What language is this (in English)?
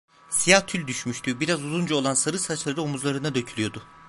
Turkish